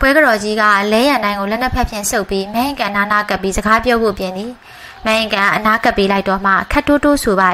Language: Thai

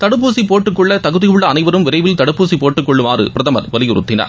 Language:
Tamil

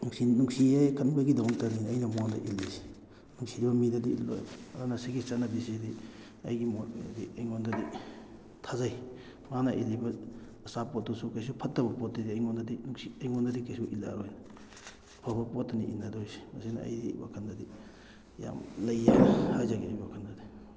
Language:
Manipuri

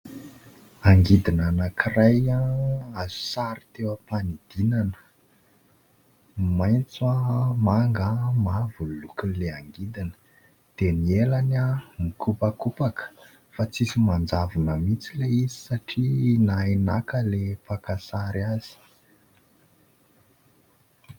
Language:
Malagasy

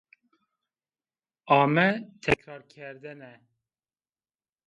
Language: Zaza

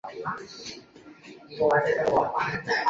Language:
Chinese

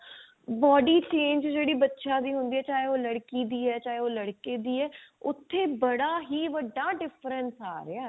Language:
Punjabi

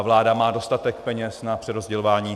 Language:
Czech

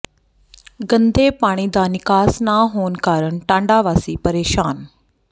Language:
Punjabi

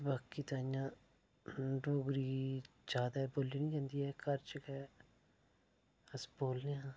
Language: Dogri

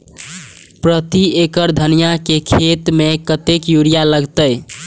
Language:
Maithili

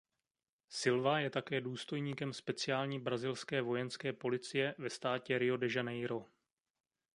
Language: Czech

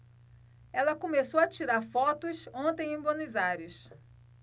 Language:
Portuguese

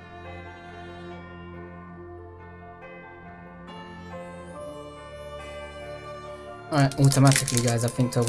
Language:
English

